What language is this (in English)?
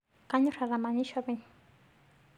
Masai